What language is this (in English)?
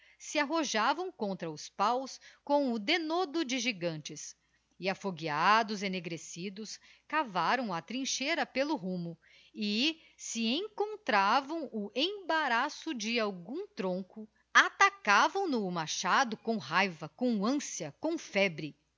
Portuguese